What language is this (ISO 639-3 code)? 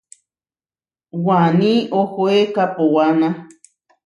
var